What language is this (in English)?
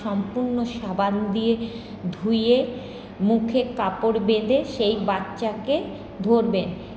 Bangla